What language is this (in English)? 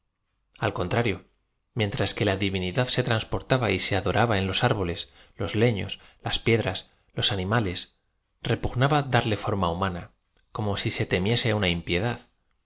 Spanish